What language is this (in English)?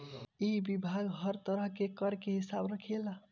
Bhojpuri